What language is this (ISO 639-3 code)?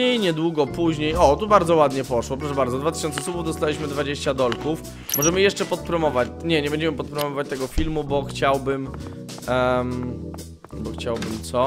pol